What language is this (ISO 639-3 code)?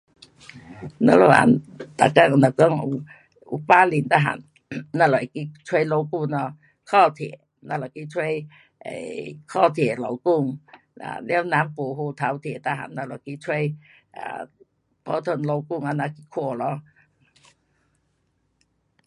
cpx